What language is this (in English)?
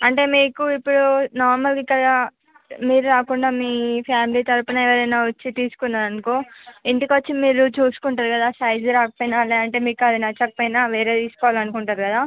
Telugu